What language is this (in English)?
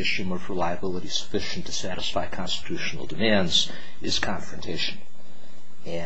English